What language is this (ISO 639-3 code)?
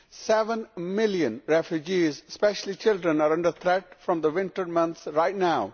eng